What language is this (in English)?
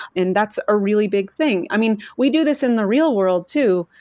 English